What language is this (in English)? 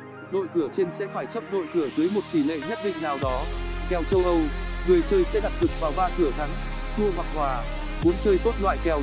Vietnamese